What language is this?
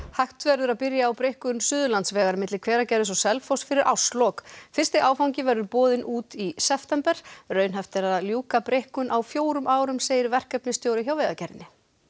Icelandic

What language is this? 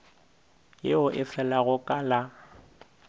Northern Sotho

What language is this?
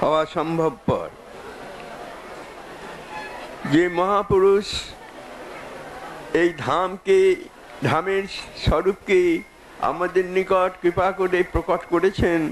Bangla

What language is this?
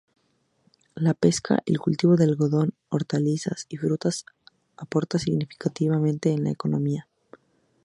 Spanish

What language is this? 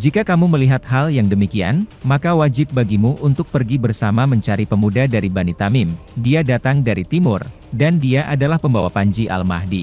Indonesian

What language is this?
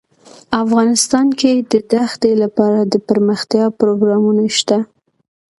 Pashto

